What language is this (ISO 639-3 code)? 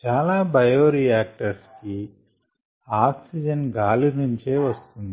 tel